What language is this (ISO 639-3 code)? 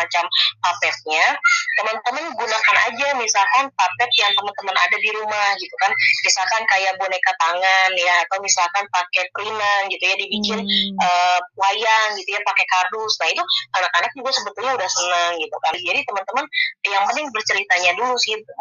ind